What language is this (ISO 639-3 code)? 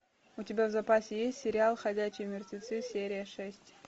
rus